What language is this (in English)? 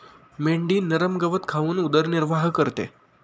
Marathi